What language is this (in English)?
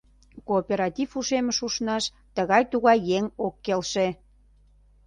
Mari